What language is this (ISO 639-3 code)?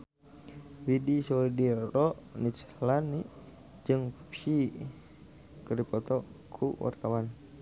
sun